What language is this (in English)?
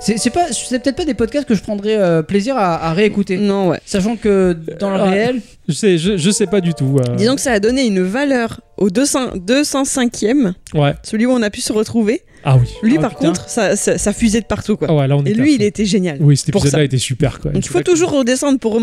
French